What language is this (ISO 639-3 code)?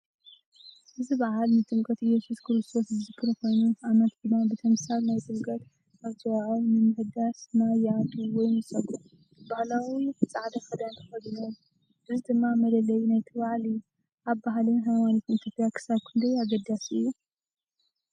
tir